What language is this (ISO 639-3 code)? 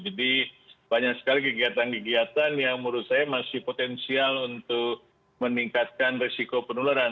ind